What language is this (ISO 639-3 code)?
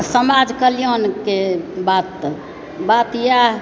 mai